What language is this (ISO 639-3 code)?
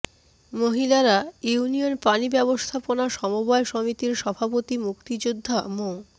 ben